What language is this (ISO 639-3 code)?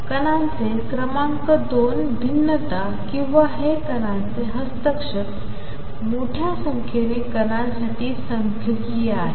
mar